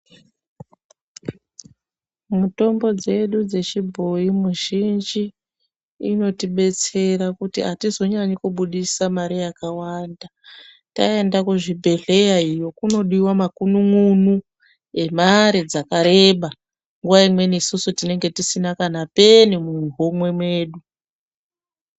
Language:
Ndau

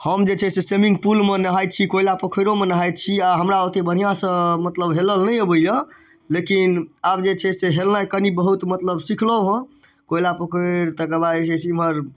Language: Maithili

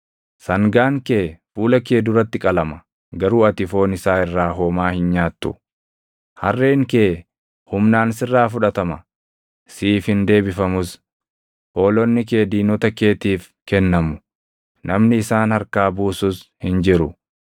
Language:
Oromo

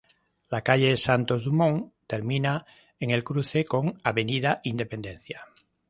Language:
Spanish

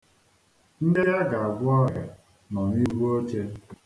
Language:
Igbo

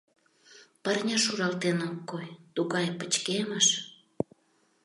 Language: Mari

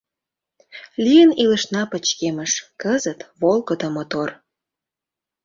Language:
Mari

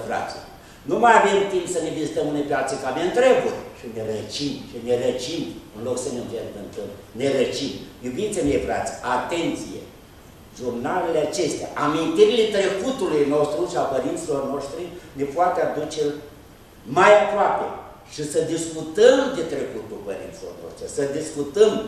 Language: Romanian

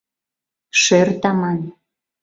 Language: Mari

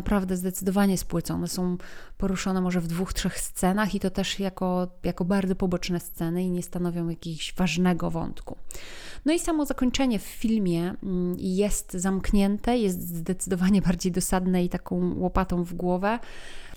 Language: Polish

